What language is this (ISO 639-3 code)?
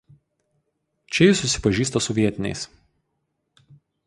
lit